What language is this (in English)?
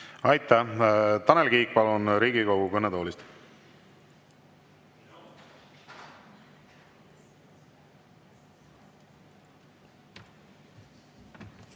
Estonian